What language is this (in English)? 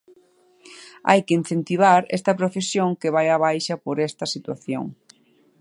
Galician